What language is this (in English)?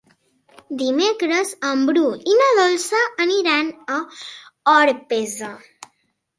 Catalan